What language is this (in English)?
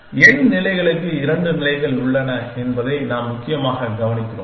Tamil